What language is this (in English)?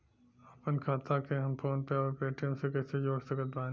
Bhojpuri